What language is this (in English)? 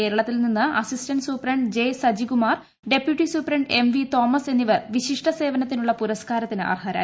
Malayalam